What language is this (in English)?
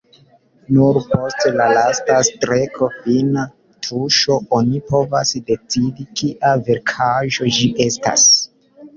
Esperanto